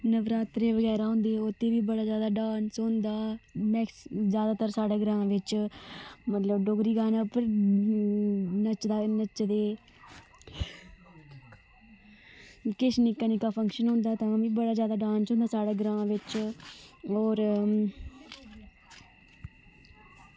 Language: Dogri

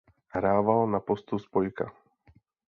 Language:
Czech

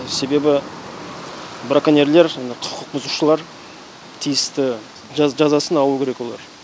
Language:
Kazakh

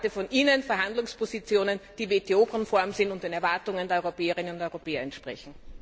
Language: German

